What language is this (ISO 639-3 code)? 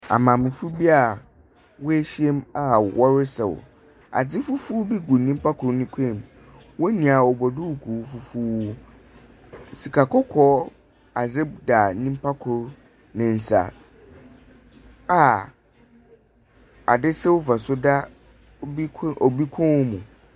aka